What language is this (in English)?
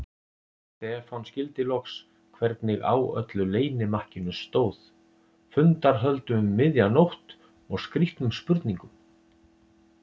Icelandic